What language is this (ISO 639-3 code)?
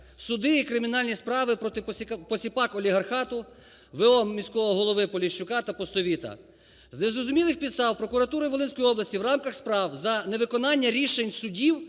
ukr